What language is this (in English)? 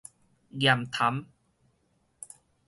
Min Nan Chinese